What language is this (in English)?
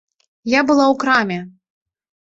Belarusian